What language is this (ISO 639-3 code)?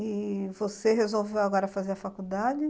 por